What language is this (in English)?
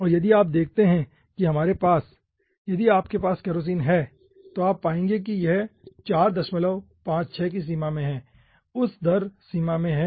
Hindi